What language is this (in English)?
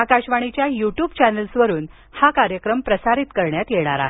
Marathi